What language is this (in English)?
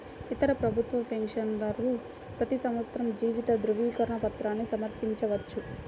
Telugu